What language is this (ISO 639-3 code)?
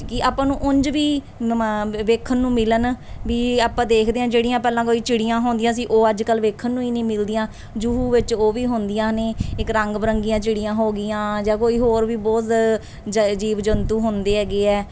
pan